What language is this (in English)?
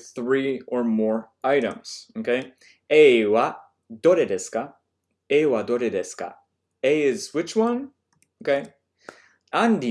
English